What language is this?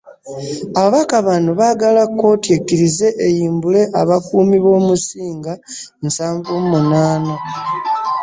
Ganda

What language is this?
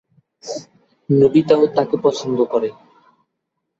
Bangla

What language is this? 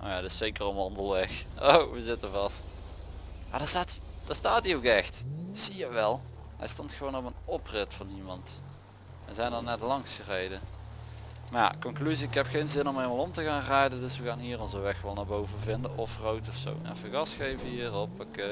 Dutch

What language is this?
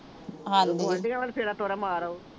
Punjabi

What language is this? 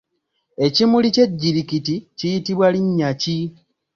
Ganda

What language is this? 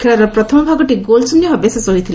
Odia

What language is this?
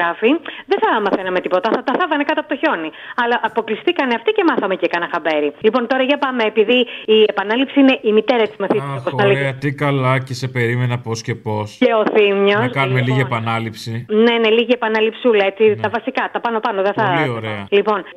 Greek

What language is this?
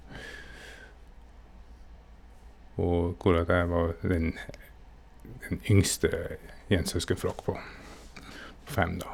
Norwegian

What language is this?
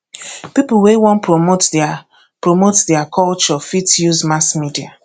Nigerian Pidgin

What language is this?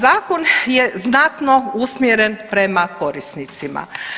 Croatian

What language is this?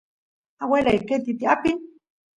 Santiago del Estero Quichua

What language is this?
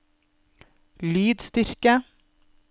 Norwegian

